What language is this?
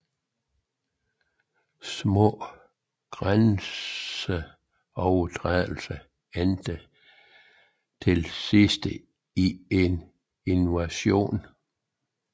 Danish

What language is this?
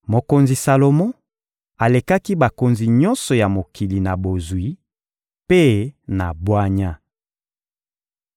Lingala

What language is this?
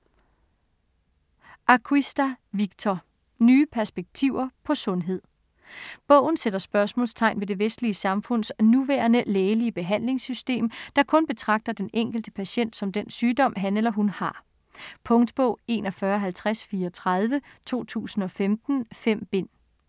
Danish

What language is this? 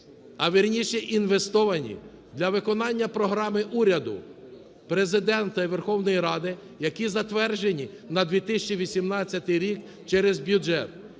Ukrainian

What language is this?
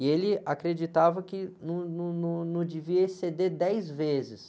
Portuguese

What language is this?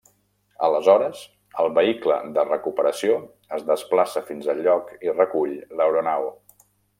Catalan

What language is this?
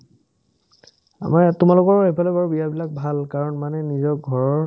Assamese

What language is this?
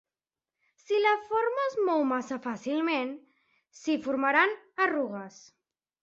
Catalan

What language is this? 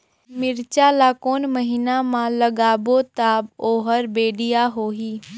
Chhattisgarhi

